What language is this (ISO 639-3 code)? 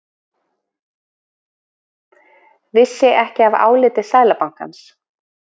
isl